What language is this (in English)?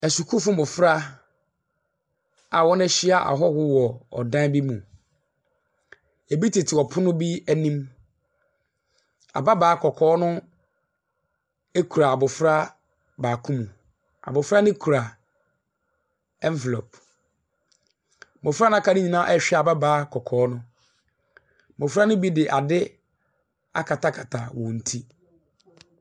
Akan